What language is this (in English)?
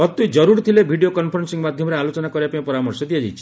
Odia